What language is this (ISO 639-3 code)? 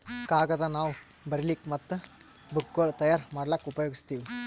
kan